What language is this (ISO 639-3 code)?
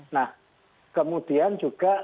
ind